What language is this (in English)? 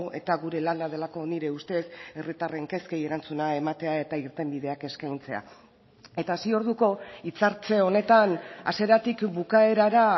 Basque